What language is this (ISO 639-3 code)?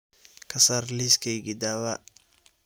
som